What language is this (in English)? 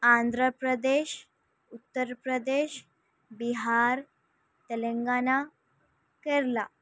Urdu